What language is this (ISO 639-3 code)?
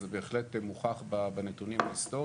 heb